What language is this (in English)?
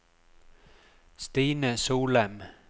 Norwegian